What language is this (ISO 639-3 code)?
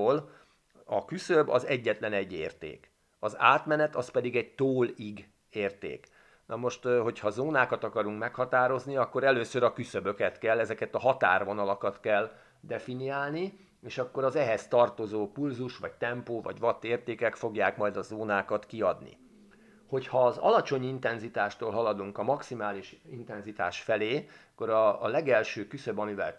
hun